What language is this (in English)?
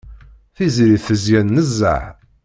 Kabyle